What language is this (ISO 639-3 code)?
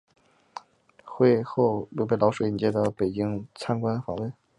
zho